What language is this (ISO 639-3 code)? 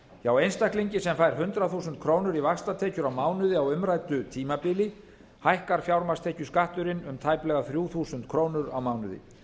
isl